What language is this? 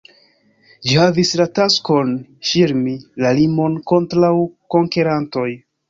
Esperanto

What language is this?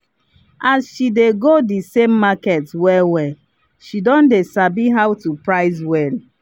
Nigerian Pidgin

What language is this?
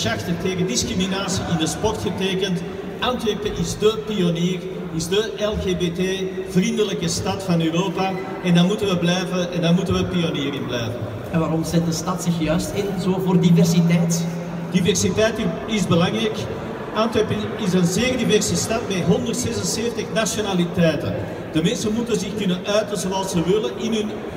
Dutch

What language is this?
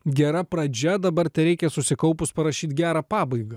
Lithuanian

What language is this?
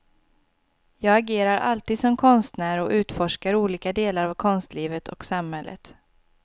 Swedish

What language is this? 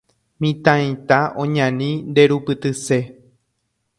Guarani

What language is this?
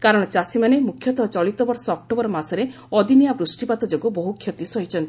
Odia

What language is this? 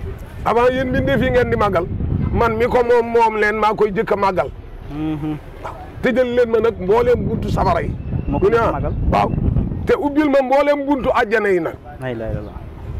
French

